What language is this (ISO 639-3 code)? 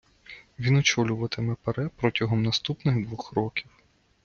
ukr